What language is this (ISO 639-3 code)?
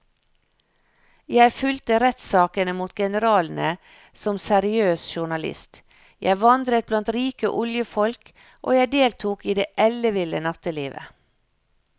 nor